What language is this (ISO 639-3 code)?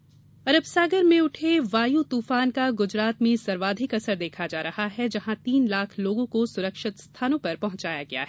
hin